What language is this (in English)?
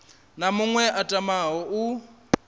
Venda